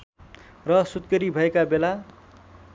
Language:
Nepali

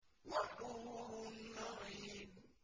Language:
Arabic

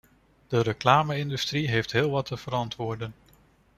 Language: Dutch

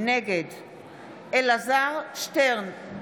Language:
Hebrew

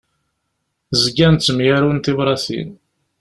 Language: Kabyle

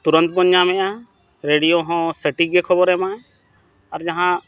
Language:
Santali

